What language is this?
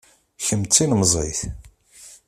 Kabyle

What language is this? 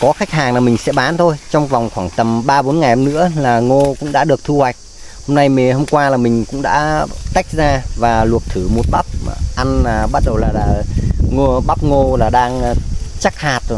Vietnamese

